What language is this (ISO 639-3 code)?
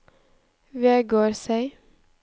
nor